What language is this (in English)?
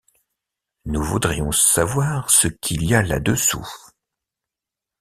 French